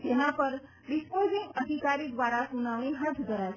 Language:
Gujarati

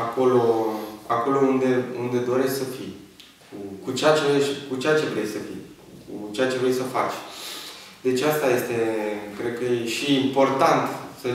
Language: Romanian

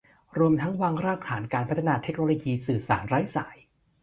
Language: Thai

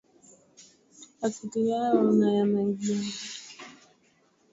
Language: Swahili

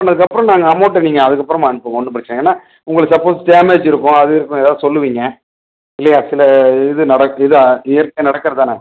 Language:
Tamil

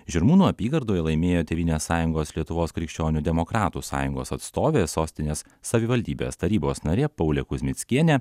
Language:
Lithuanian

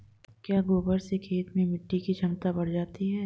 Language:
Hindi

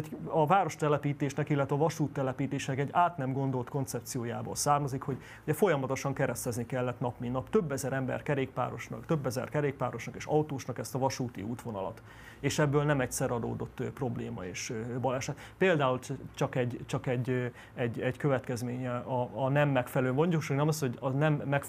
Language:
Hungarian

